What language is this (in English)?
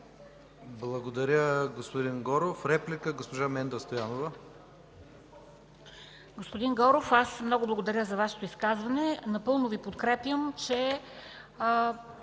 Bulgarian